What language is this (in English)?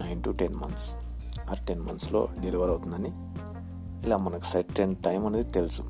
Telugu